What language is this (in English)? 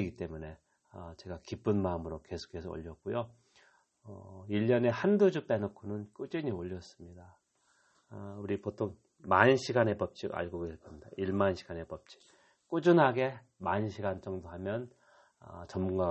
Korean